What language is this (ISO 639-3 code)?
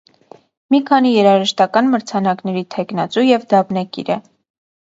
hye